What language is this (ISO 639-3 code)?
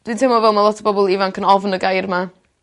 cym